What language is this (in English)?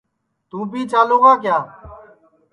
Sansi